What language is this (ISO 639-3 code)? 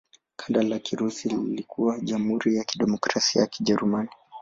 swa